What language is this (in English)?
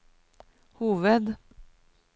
Norwegian